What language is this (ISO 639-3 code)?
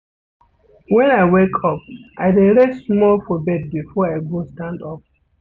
pcm